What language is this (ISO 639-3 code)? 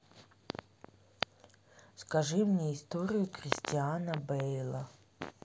rus